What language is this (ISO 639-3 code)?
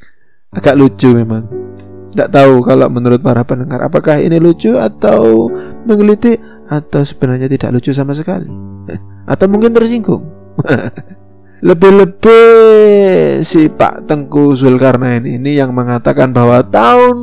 ind